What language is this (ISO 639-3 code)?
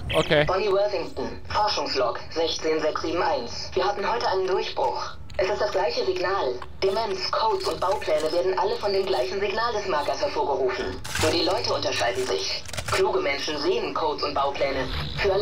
deu